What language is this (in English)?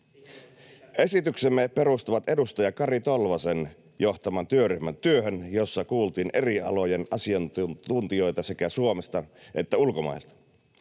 Finnish